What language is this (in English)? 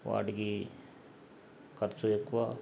Telugu